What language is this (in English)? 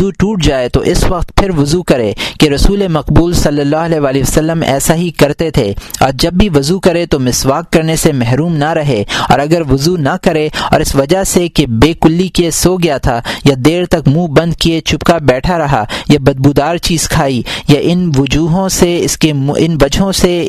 Urdu